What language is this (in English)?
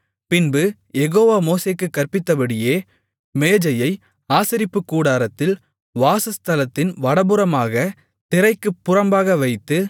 Tamil